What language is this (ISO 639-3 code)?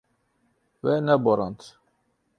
kur